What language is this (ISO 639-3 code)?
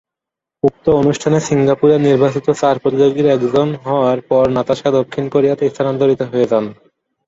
ben